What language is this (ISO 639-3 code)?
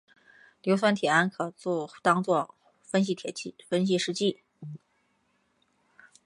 zho